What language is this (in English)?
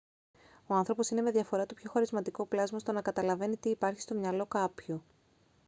Greek